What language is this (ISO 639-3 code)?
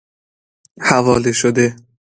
fas